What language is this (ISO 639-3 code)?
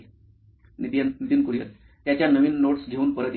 mar